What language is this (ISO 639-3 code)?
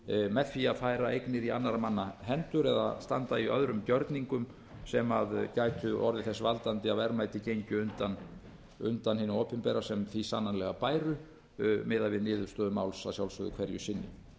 isl